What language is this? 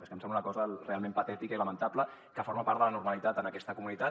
Catalan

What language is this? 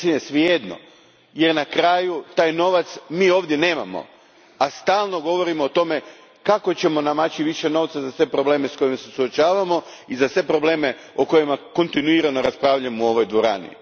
Croatian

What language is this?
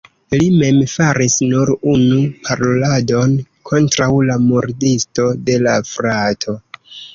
Esperanto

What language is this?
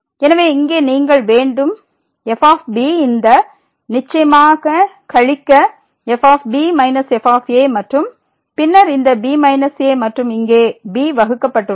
Tamil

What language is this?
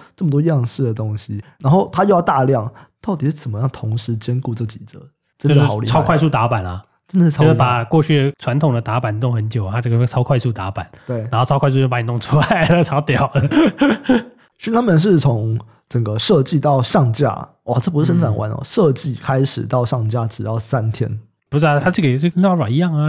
Chinese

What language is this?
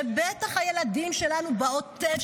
Hebrew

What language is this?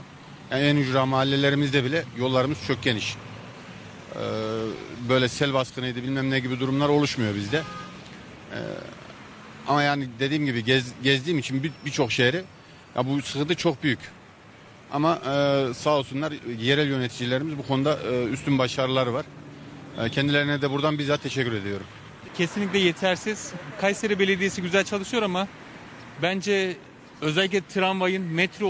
Turkish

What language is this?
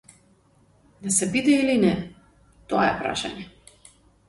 Macedonian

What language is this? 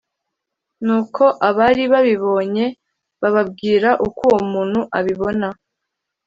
Kinyarwanda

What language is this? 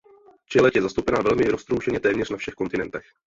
Czech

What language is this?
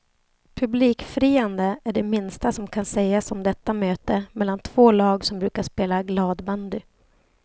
Swedish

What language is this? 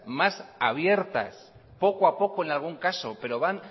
Spanish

